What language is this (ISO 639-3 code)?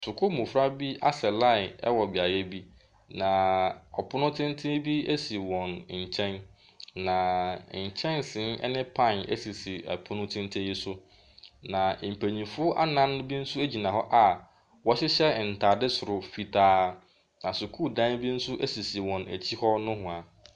aka